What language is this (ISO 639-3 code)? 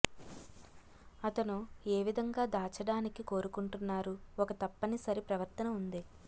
tel